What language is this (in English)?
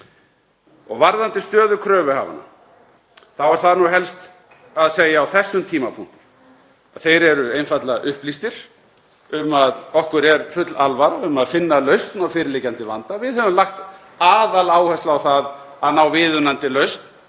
Icelandic